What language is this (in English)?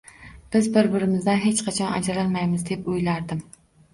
Uzbek